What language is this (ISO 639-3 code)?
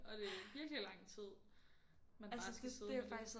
dan